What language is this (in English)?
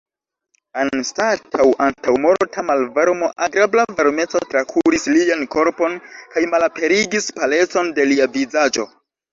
Esperanto